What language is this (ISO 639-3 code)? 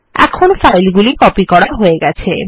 ben